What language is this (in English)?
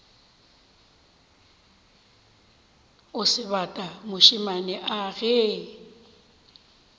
Northern Sotho